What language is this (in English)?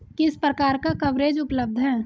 Hindi